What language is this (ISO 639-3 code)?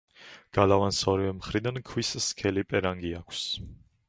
kat